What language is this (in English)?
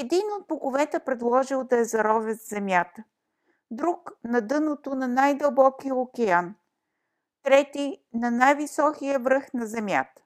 Bulgarian